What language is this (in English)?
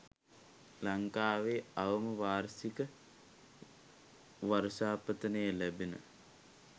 Sinhala